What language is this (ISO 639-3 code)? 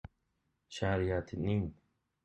uzb